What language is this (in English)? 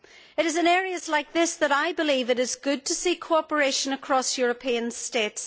English